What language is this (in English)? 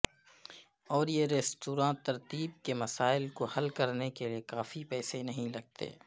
Urdu